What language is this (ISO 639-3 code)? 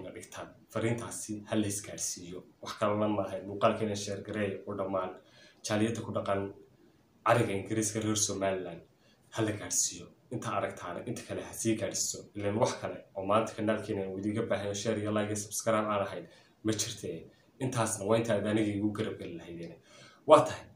ara